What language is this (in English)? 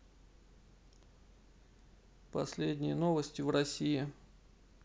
Russian